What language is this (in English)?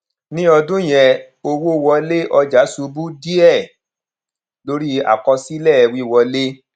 Yoruba